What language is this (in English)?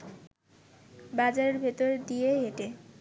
Bangla